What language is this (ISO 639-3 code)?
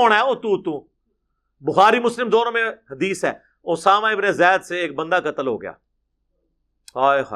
urd